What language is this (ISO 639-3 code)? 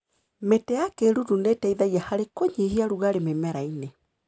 kik